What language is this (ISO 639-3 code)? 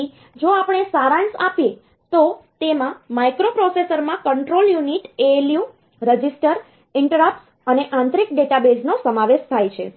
guj